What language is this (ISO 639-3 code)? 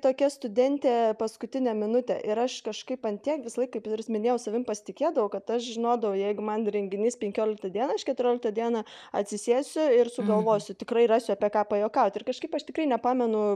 lit